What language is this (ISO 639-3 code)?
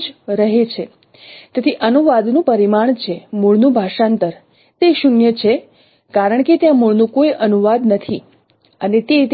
guj